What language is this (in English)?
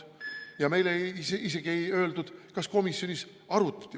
Estonian